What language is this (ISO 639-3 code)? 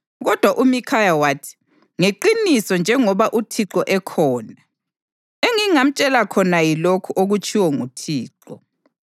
nde